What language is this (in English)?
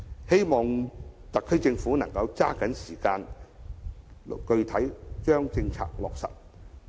Cantonese